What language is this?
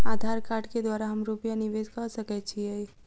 Maithili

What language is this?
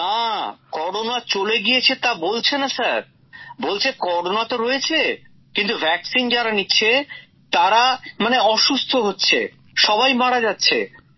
Bangla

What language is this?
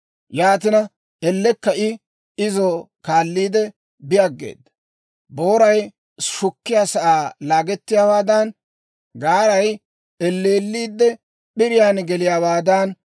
Dawro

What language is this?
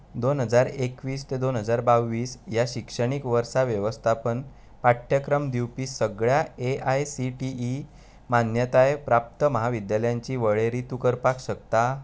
Konkani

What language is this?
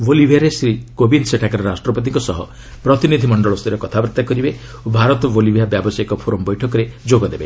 Odia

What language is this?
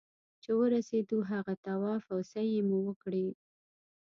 Pashto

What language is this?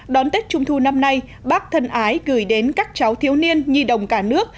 Vietnamese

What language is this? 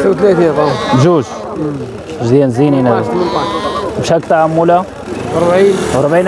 Arabic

